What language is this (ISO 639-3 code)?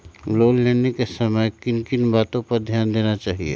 mag